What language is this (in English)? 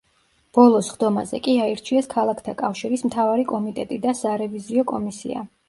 Georgian